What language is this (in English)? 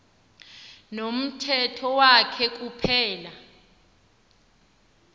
Xhosa